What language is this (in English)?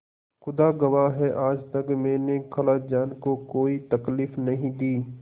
Hindi